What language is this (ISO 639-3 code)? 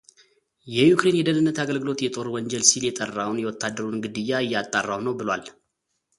amh